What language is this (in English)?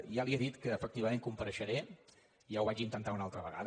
Catalan